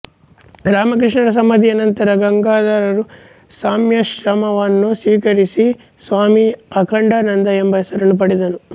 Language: Kannada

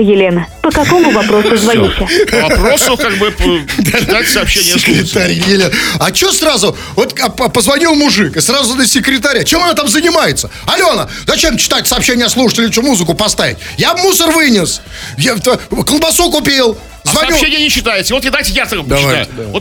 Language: Russian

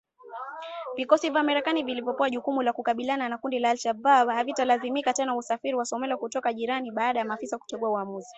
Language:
Swahili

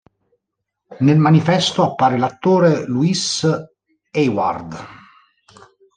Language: Italian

